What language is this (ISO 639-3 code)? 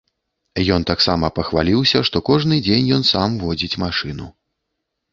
bel